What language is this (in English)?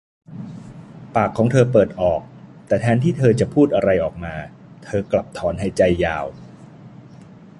Thai